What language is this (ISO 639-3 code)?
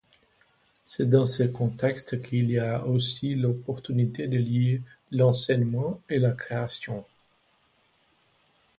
fra